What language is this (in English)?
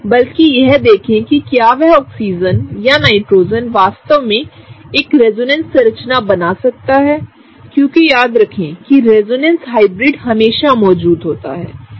Hindi